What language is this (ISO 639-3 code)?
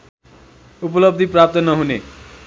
nep